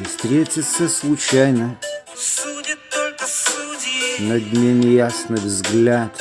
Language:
Russian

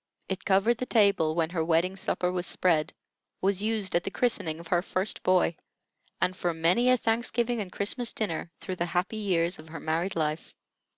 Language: English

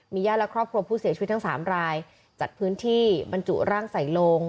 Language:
Thai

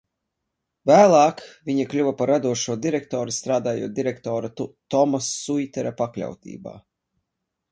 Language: Latvian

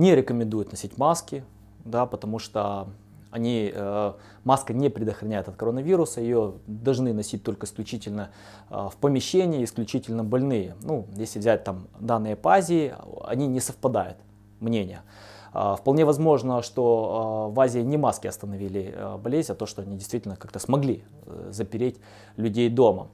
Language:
Russian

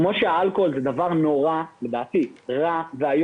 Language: Hebrew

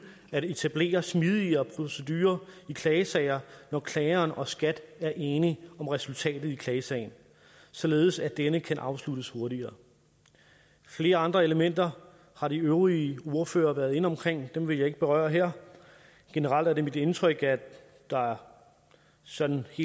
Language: Danish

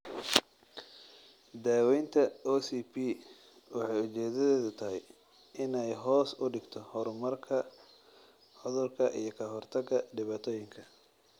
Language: Somali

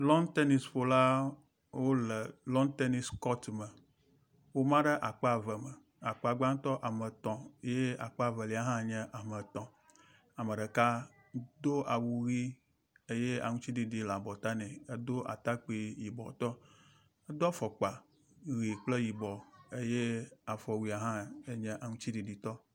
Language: Ewe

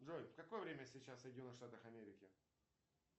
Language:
Russian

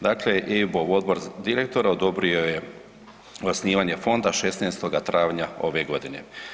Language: Croatian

